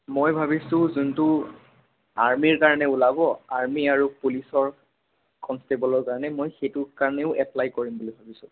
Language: Assamese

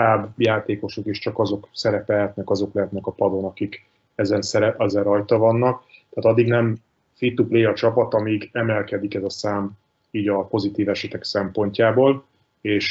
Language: Hungarian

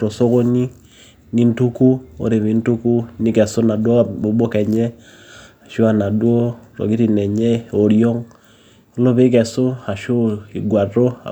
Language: Masai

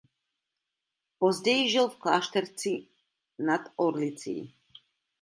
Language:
Czech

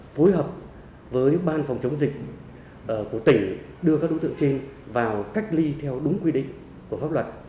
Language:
Vietnamese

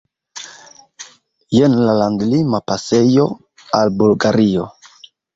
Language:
Esperanto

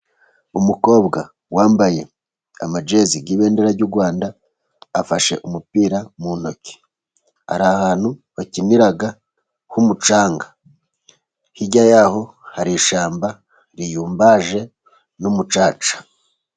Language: Kinyarwanda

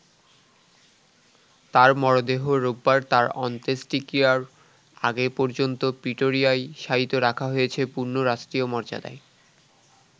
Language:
Bangla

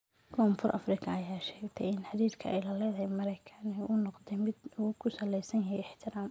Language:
Somali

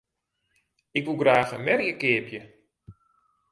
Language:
Western Frisian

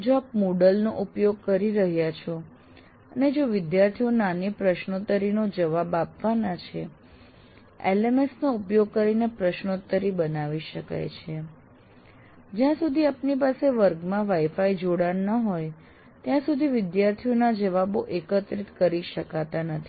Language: Gujarati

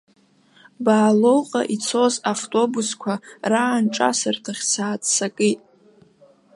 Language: Abkhazian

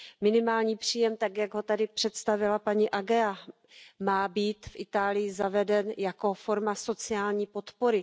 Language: Czech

